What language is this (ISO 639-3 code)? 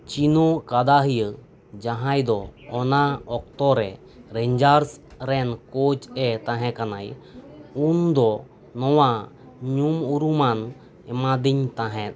sat